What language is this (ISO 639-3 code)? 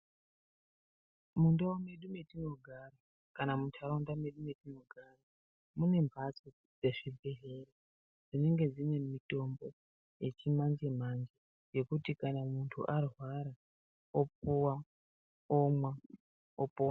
ndc